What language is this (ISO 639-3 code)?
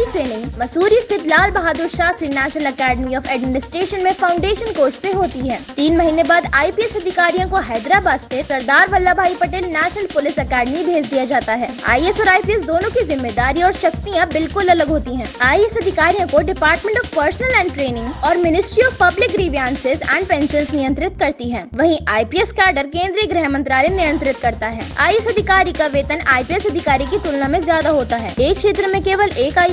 hin